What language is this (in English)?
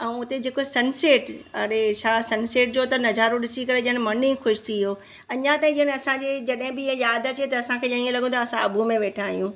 Sindhi